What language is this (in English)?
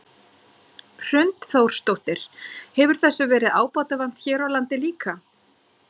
Icelandic